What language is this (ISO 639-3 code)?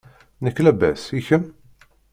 kab